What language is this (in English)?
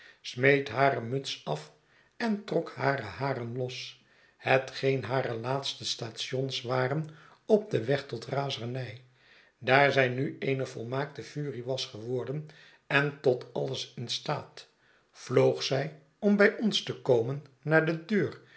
Dutch